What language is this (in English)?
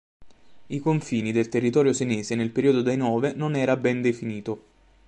Italian